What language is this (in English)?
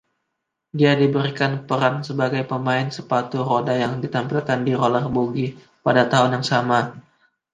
Indonesian